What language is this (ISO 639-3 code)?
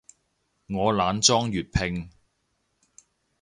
yue